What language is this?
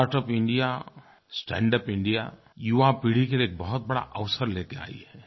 Hindi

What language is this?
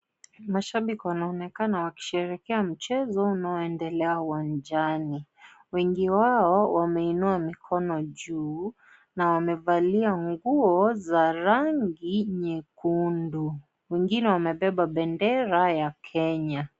Swahili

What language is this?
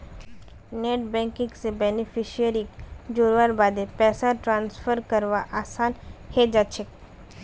Magahi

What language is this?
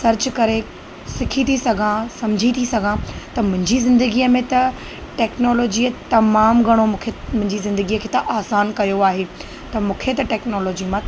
Sindhi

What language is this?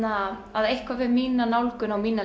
Icelandic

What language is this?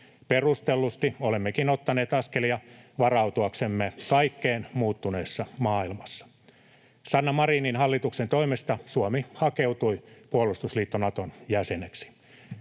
Finnish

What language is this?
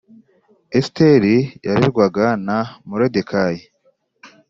Kinyarwanda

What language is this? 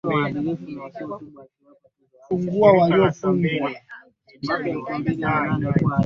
Swahili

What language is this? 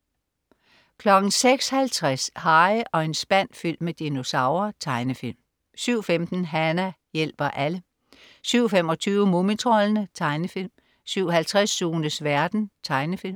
Danish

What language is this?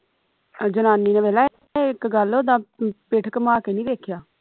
Punjabi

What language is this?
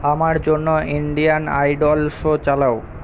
Bangla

